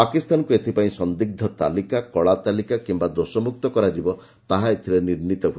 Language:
Odia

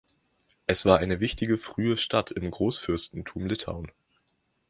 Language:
German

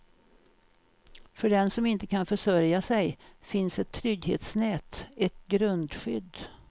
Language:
Swedish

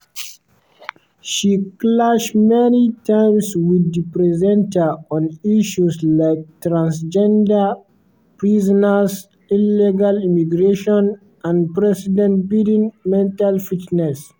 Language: Nigerian Pidgin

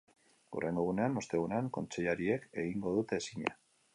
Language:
Basque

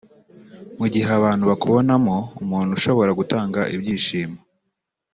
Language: Kinyarwanda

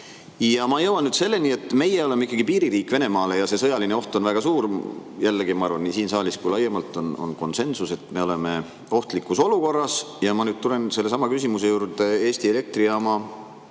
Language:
Estonian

